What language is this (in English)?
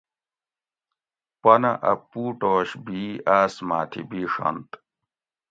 Gawri